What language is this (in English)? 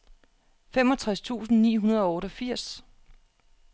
Danish